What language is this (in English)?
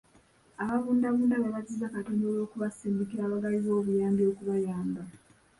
Ganda